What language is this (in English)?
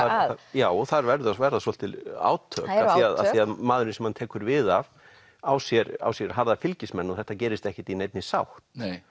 Icelandic